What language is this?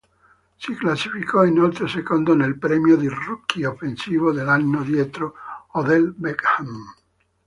Italian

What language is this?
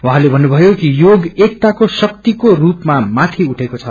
Nepali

